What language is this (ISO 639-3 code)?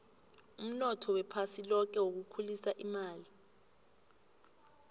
nbl